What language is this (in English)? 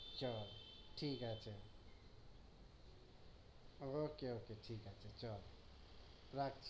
Bangla